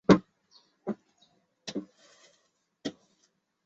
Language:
Chinese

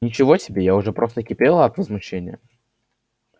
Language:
Russian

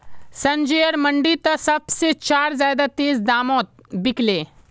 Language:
Magahi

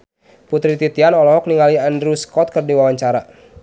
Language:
Sundanese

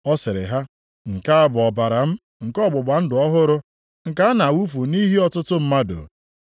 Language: Igbo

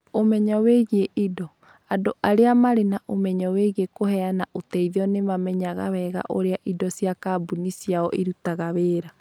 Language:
Kikuyu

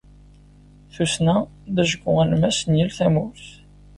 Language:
Kabyle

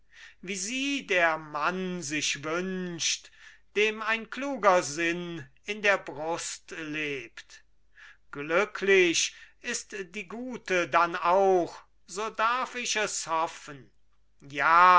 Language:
German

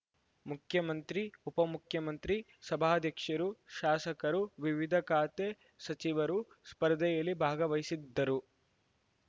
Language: Kannada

